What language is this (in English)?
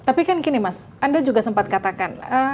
Indonesian